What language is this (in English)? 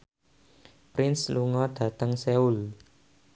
Javanese